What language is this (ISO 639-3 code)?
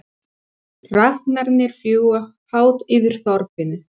isl